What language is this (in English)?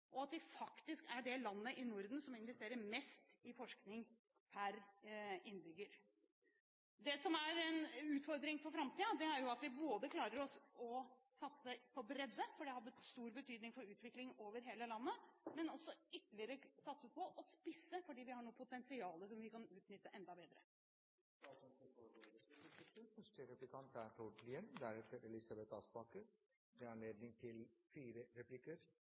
Norwegian Bokmål